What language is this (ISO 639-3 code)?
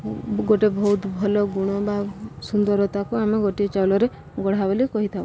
ori